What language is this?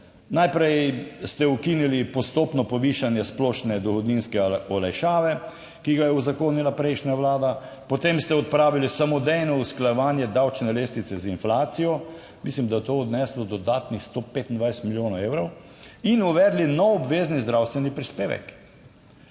Slovenian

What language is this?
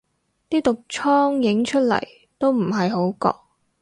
Cantonese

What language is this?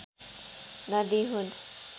Nepali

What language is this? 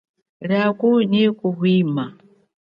Chokwe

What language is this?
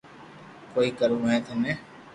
Loarki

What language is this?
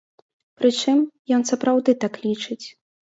Belarusian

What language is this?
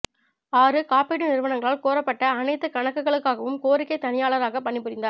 Tamil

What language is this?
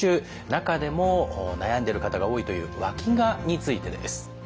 Japanese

